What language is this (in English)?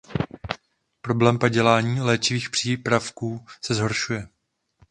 Czech